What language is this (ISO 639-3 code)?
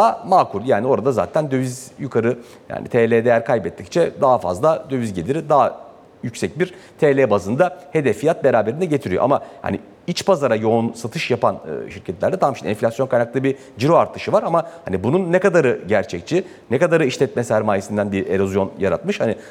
tur